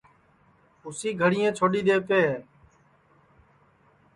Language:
Sansi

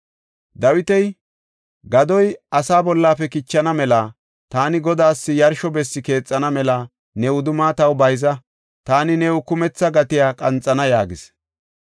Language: Gofa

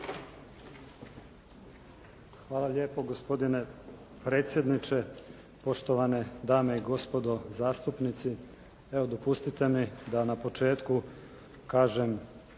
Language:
Croatian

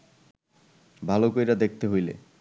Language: Bangla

